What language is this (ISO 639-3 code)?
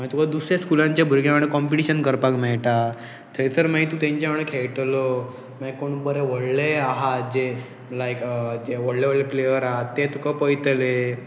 kok